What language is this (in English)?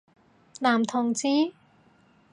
Cantonese